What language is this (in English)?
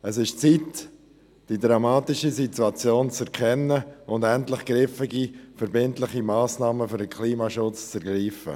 Swiss German